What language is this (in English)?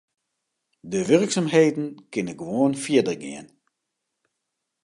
Western Frisian